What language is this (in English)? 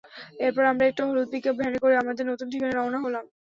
Bangla